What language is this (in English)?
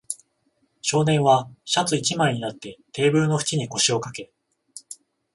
Japanese